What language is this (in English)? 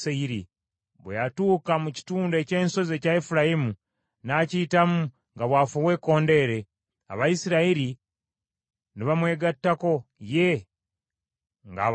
Ganda